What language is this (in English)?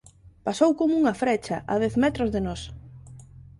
Galician